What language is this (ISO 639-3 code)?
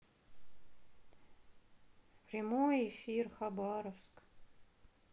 rus